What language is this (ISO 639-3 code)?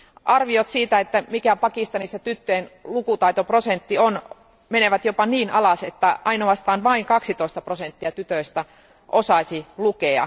fin